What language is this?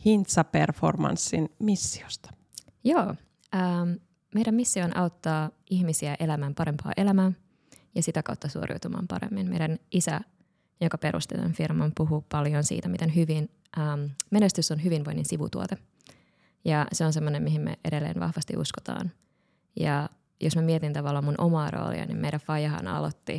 Finnish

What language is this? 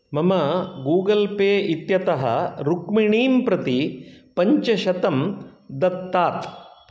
Sanskrit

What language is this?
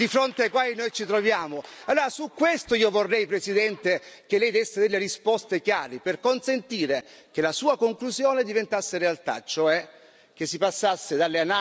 Italian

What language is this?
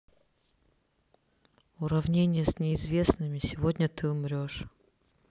Russian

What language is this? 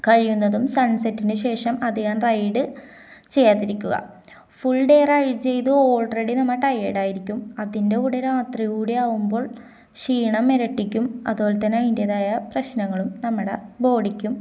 Malayalam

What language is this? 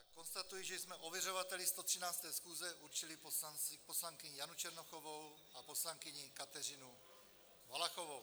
Czech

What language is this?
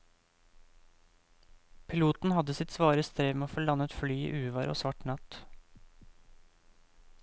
Norwegian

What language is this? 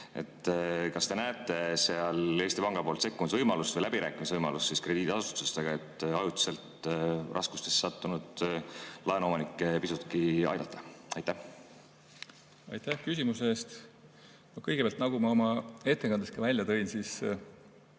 Estonian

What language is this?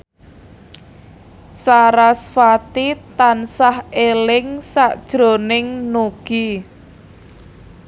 Javanese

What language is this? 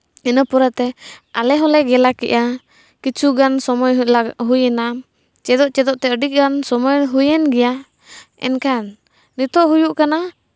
Santali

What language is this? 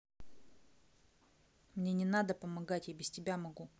Russian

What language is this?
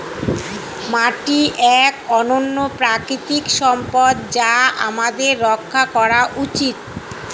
Bangla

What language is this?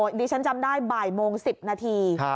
Thai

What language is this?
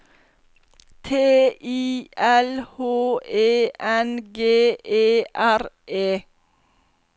Norwegian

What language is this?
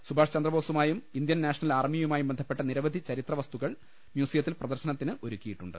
Malayalam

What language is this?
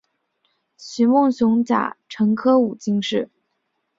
Chinese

